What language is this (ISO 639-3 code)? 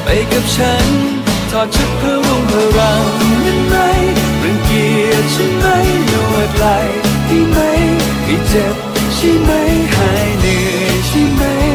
tha